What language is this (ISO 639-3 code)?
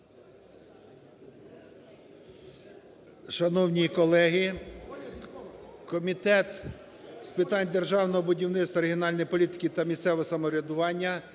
ukr